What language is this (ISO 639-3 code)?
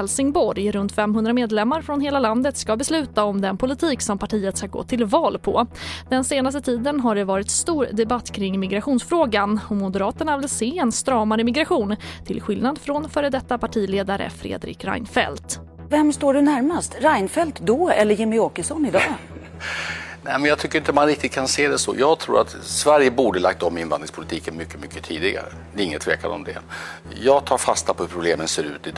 swe